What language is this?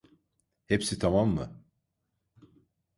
Turkish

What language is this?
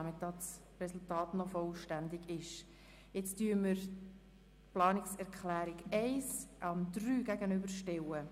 Swiss German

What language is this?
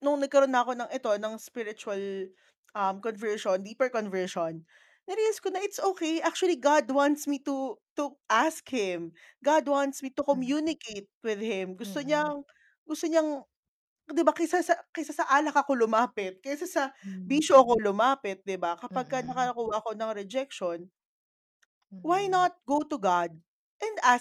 Filipino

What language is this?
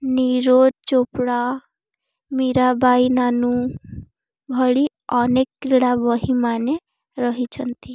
Odia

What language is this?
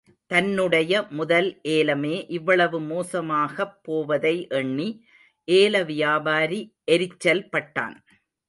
Tamil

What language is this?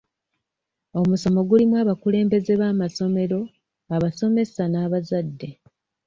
Ganda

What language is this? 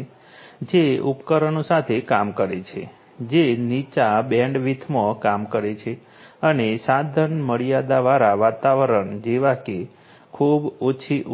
Gujarati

